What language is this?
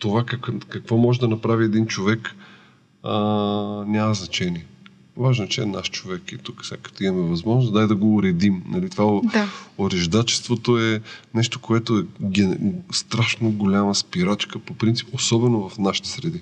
Bulgarian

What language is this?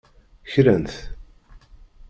Kabyle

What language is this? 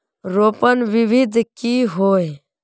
Magahi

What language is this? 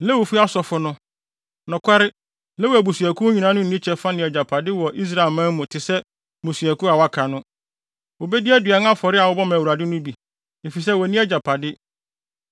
Akan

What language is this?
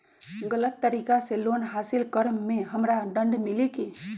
Magahi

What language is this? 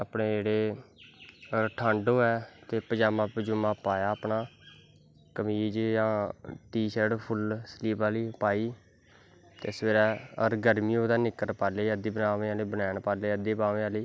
Dogri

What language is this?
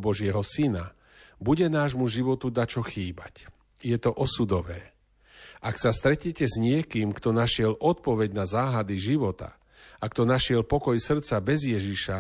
Slovak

